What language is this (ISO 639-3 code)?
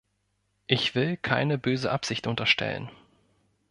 deu